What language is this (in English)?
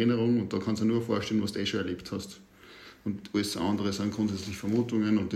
German